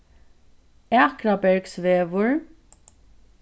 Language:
Faroese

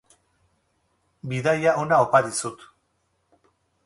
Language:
Basque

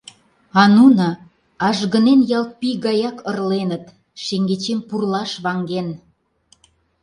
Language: Mari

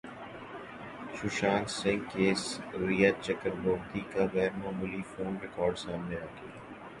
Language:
Urdu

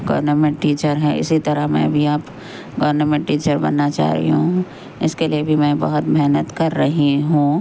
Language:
Urdu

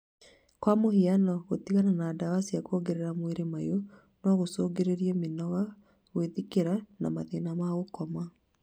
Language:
Kikuyu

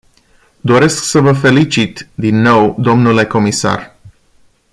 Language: Romanian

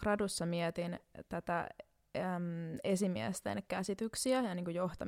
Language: Finnish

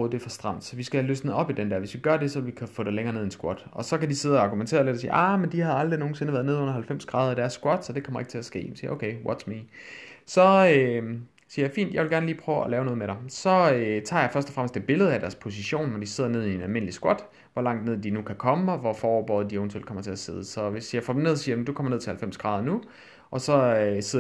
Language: Danish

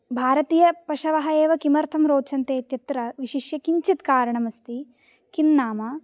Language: Sanskrit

